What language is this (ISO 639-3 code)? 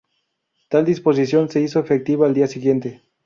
spa